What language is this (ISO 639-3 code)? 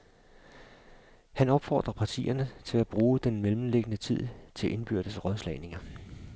dan